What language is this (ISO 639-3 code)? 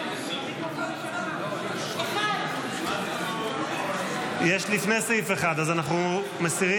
heb